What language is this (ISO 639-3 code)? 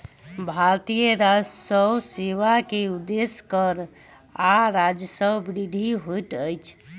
mai